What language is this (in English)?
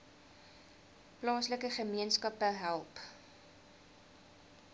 Afrikaans